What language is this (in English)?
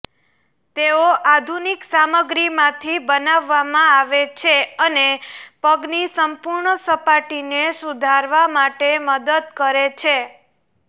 Gujarati